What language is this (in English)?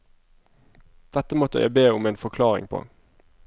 Norwegian